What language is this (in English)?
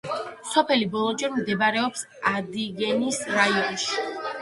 Georgian